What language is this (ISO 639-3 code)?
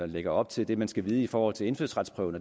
dan